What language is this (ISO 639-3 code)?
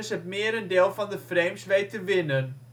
nld